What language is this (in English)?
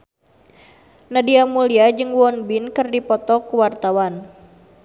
Sundanese